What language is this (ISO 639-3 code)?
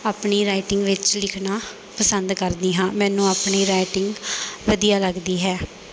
pan